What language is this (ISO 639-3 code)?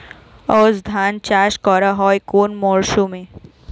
ben